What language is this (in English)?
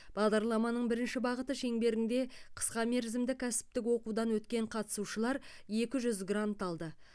Kazakh